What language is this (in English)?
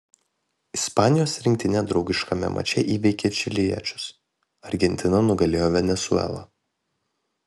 Lithuanian